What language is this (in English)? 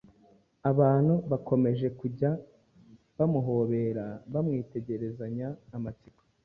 Kinyarwanda